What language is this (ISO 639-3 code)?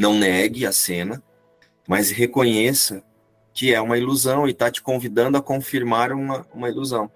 por